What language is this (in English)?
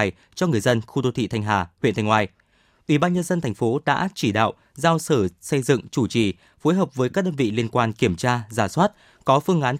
Vietnamese